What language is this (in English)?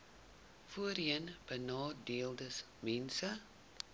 Afrikaans